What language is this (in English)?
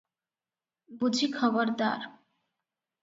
Odia